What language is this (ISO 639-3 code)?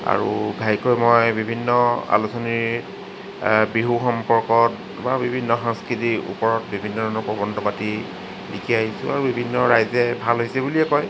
asm